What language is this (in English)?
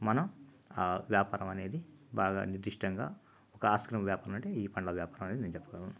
Telugu